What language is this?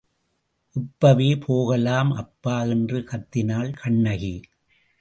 Tamil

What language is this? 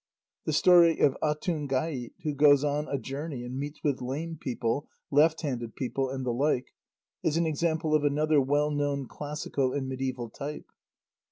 English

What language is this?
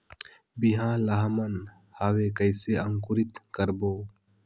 Chhattisgarhi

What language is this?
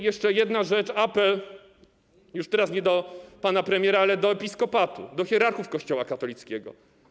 Polish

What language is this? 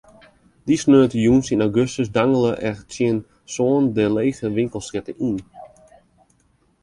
Western Frisian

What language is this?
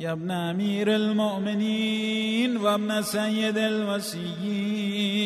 Persian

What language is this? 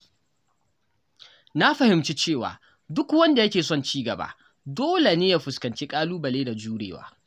Hausa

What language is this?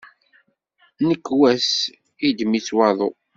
Kabyle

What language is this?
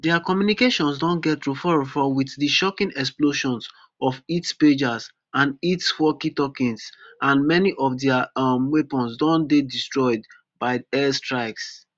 Nigerian Pidgin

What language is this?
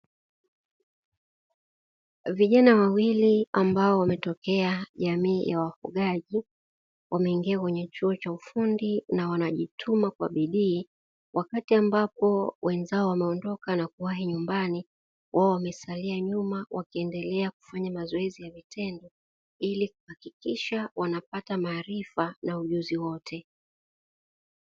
Swahili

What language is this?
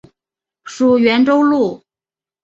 Chinese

